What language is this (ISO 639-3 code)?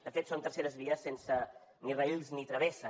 cat